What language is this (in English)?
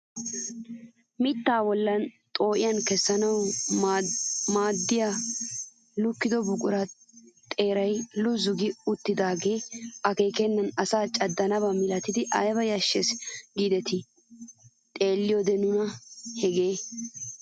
Wolaytta